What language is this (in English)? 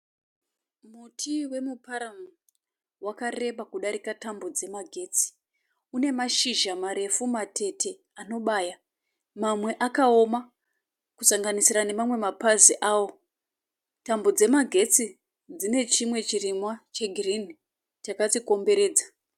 Shona